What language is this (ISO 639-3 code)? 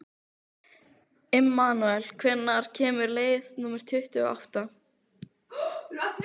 isl